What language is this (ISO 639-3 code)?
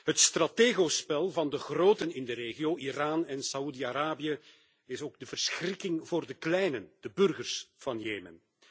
nld